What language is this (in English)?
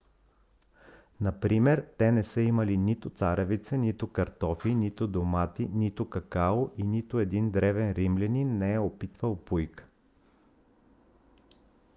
Bulgarian